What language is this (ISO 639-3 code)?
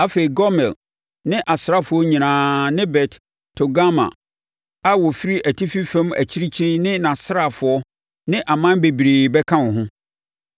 aka